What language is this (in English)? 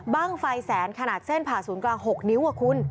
Thai